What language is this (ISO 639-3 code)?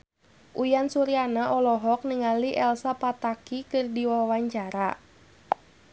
sun